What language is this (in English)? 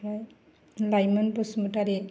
Bodo